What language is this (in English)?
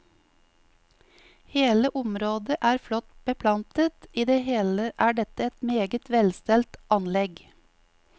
Norwegian